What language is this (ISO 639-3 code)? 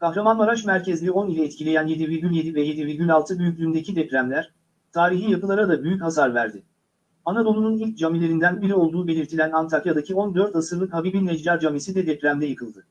tur